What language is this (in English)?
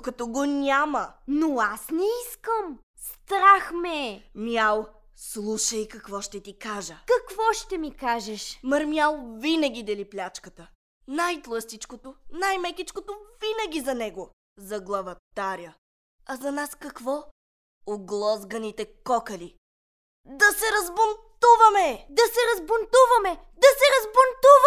Bulgarian